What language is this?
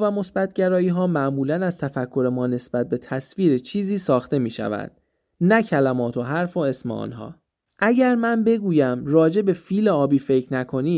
Persian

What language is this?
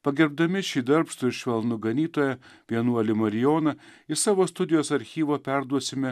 Lithuanian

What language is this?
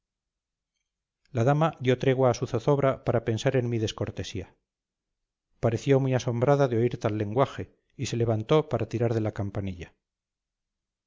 Spanish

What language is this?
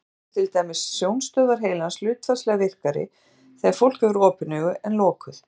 Icelandic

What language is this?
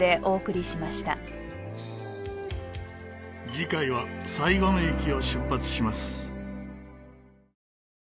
Japanese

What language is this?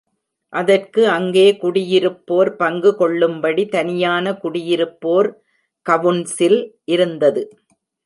Tamil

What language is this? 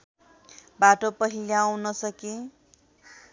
Nepali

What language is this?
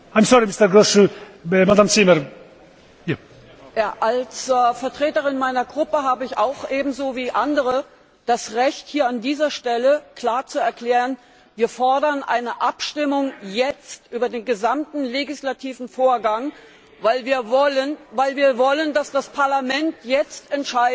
German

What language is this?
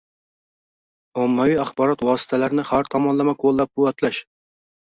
Uzbek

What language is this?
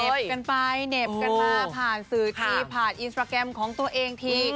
Thai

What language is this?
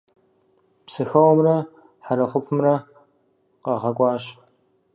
Kabardian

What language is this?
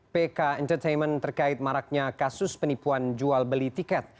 Indonesian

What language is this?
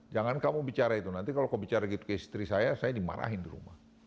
Indonesian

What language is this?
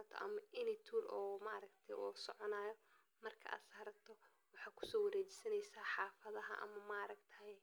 Somali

